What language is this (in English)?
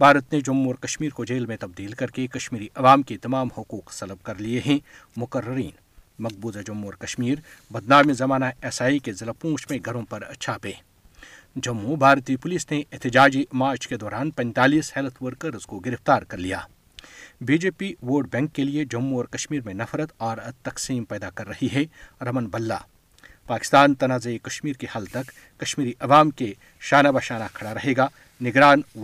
Urdu